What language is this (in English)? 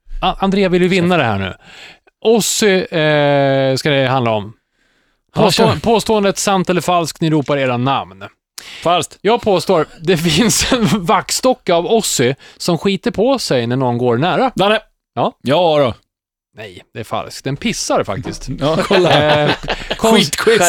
Swedish